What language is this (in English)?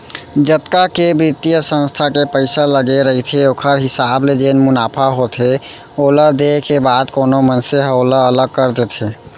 Chhattisgarhi